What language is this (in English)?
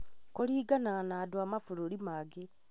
Kikuyu